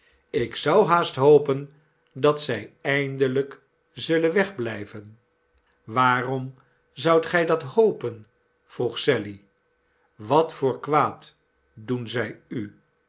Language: Dutch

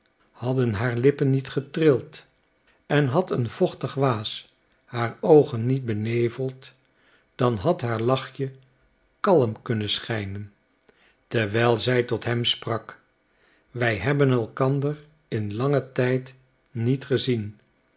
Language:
Dutch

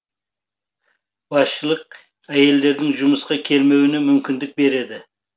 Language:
Kazakh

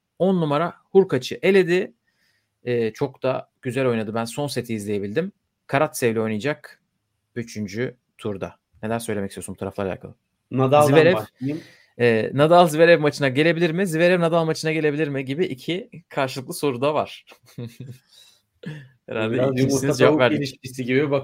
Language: Turkish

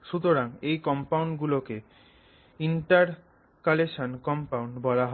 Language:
Bangla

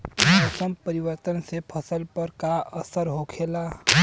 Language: Bhojpuri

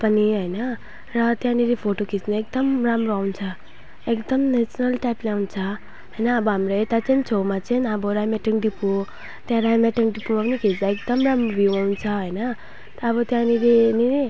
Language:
Nepali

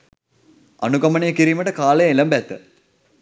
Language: Sinhala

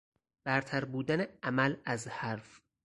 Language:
Persian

